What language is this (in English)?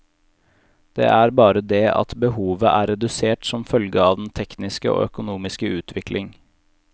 Norwegian